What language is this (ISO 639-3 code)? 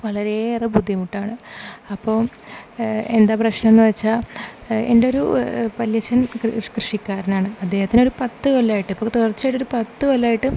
mal